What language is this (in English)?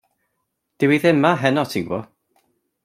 Welsh